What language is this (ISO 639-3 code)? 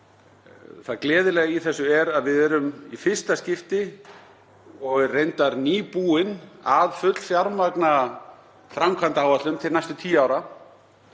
isl